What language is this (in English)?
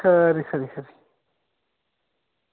Dogri